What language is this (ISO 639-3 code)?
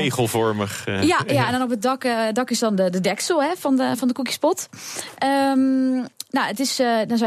nld